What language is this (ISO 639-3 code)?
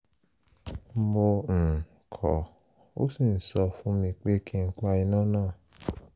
yor